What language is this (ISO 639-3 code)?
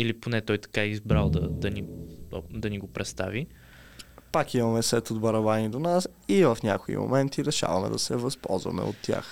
bul